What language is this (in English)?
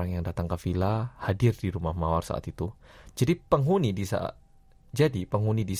Indonesian